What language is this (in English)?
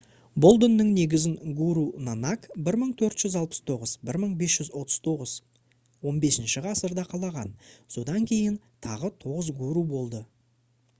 Kazakh